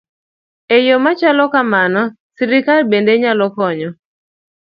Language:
Luo (Kenya and Tanzania)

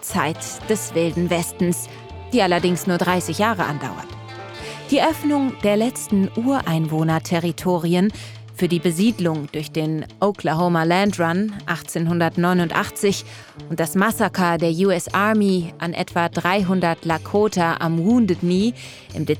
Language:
German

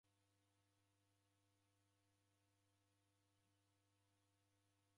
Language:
Taita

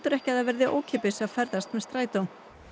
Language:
Icelandic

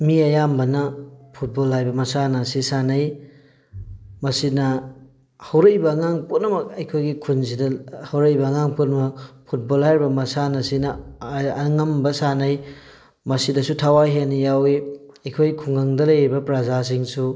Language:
Manipuri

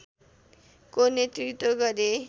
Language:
Nepali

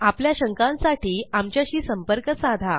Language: Marathi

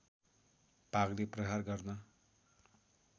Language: Nepali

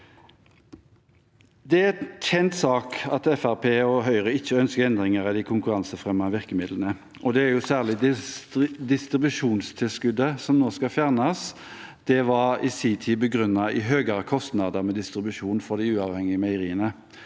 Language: Norwegian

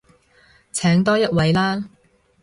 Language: Cantonese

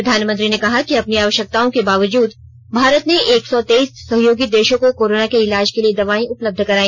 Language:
Hindi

